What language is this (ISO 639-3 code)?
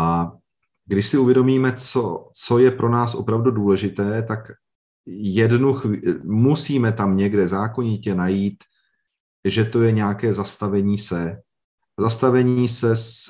ces